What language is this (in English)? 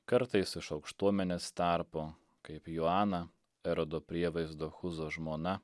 Lithuanian